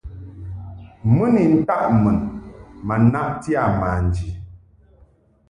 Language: Mungaka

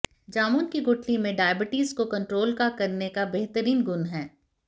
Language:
Hindi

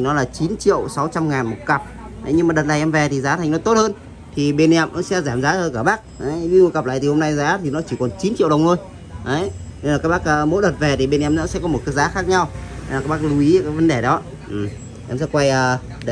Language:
Vietnamese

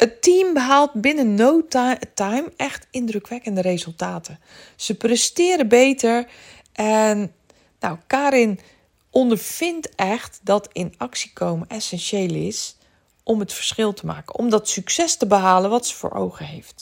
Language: Dutch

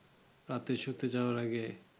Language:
Bangla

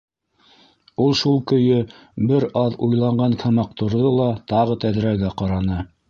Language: Bashkir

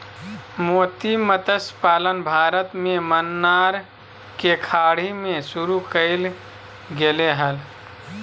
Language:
Magahi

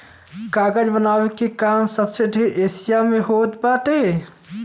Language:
Bhojpuri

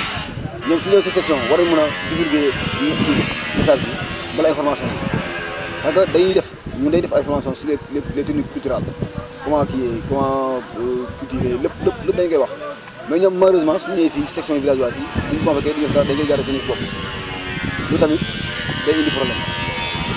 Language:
Wolof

